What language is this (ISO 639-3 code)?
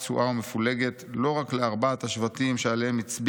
heb